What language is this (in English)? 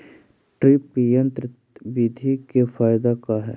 Magahi